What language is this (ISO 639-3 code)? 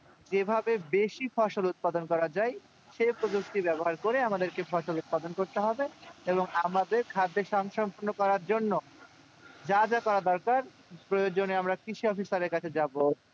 ben